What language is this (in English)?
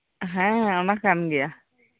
Santali